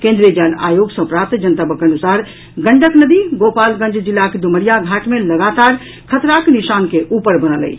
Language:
Maithili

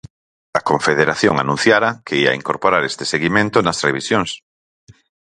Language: Galician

